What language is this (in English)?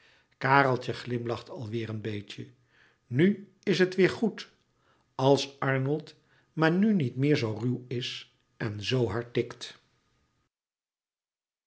Dutch